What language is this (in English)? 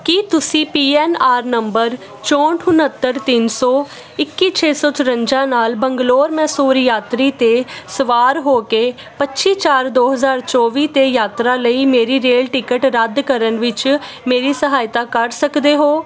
Punjabi